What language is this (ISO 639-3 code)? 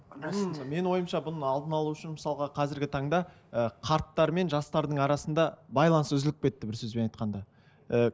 kaz